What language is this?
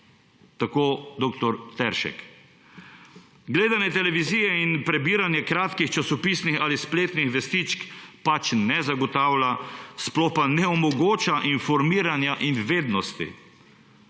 Slovenian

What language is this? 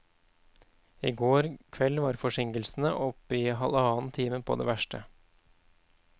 Norwegian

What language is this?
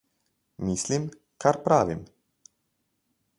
Slovenian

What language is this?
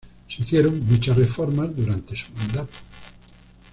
Spanish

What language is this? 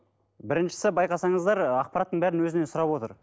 Kazakh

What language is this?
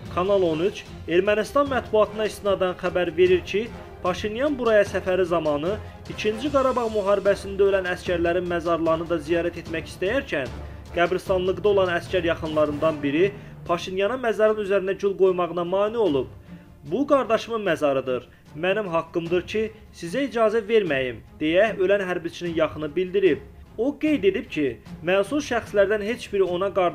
Turkish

